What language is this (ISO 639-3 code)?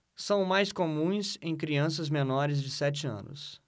por